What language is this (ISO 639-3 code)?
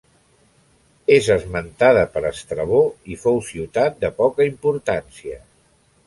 cat